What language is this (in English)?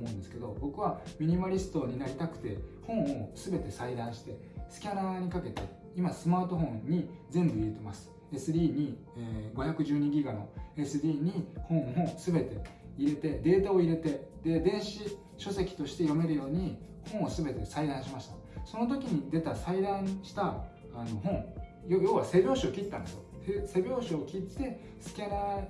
Japanese